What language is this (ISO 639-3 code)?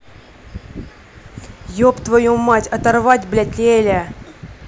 rus